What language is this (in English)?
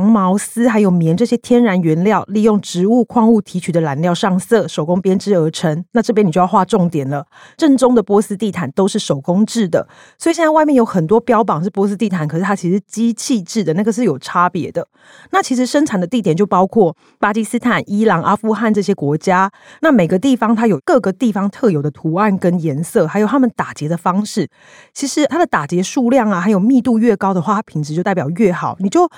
Chinese